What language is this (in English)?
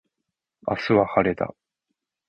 Japanese